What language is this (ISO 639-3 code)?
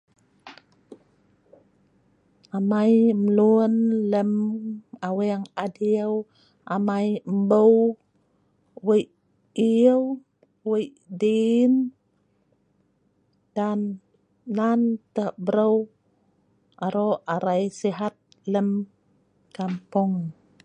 snv